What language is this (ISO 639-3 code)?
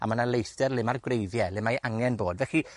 cym